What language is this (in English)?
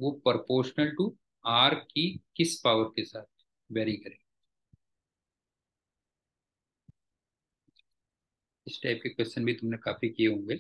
Hindi